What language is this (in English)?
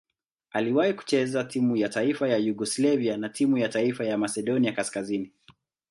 Swahili